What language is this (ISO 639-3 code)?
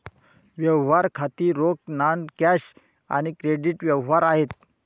mar